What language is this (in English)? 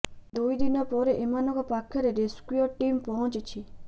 Odia